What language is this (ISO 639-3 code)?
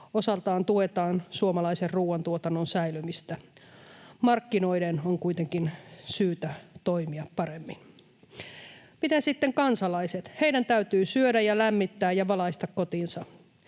fin